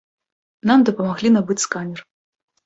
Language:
Belarusian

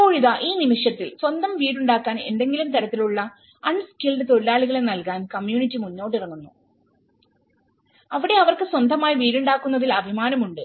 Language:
Malayalam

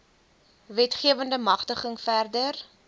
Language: Afrikaans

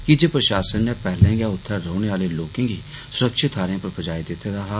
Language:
Dogri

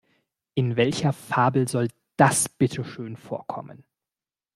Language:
German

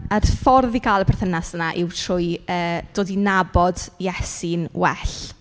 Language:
Welsh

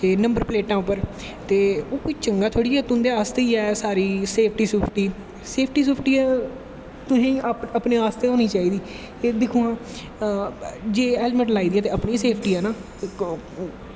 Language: Dogri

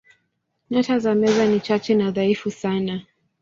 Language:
Swahili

